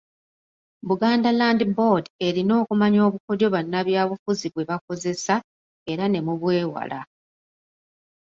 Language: Ganda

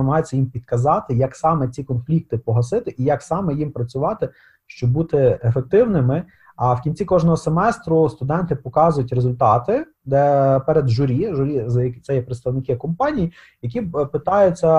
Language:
Ukrainian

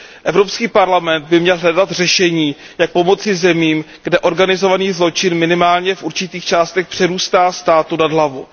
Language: Czech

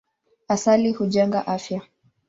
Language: Swahili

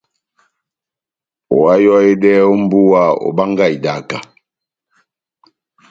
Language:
Batanga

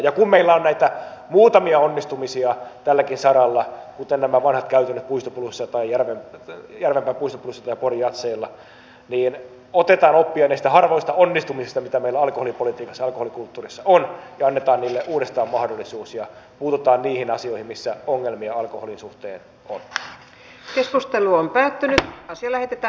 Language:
Finnish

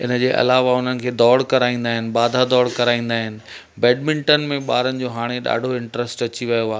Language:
Sindhi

